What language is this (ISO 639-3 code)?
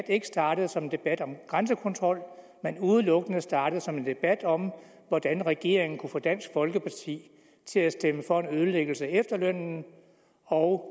dan